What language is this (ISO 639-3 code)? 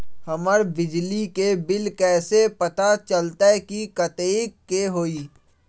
mag